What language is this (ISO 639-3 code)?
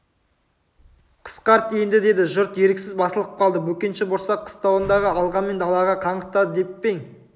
kaz